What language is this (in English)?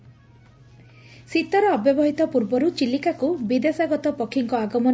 Odia